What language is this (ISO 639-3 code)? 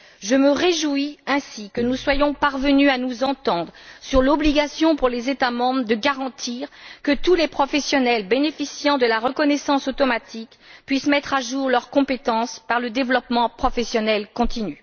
fra